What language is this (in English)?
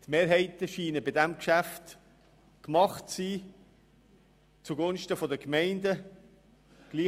Swiss German